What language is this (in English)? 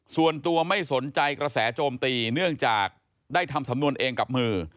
Thai